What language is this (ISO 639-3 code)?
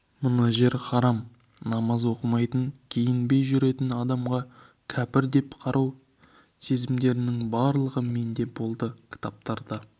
kaz